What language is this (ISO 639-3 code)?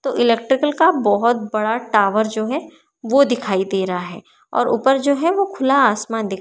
hin